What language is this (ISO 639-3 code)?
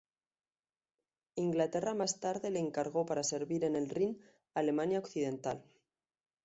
spa